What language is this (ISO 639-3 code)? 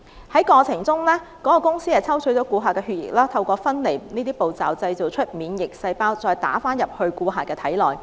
yue